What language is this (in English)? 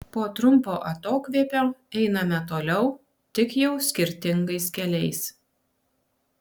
Lithuanian